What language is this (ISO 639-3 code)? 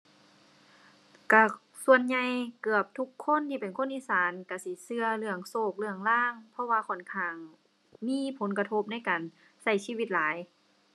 tha